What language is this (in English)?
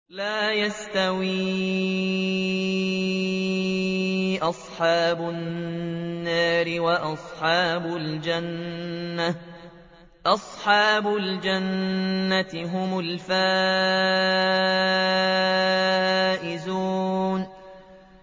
Arabic